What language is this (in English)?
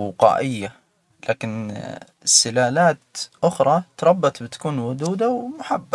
Hijazi Arabic